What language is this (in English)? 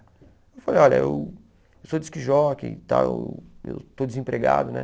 Portuguese